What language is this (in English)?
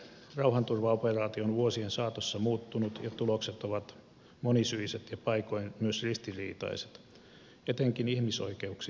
Finnish